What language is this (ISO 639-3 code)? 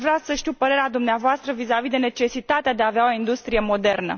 ron